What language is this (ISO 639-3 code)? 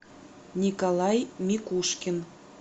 rus